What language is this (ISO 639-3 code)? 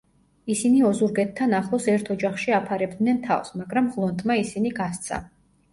kat